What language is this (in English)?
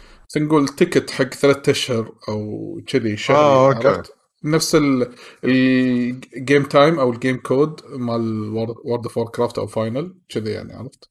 Arabic